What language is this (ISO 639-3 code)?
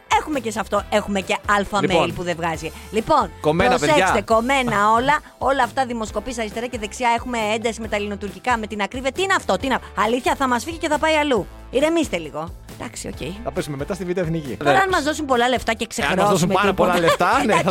ell